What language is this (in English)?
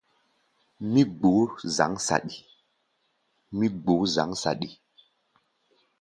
Gbaya